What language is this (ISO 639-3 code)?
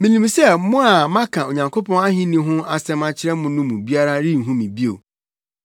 aka